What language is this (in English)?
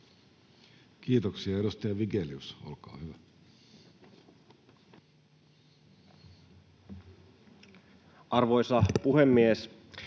Finnish